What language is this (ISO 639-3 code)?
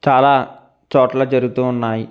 tel